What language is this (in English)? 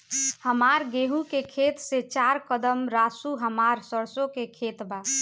Bhojpuri